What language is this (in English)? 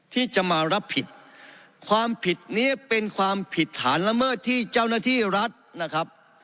Thai